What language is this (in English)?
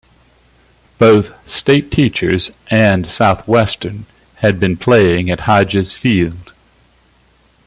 English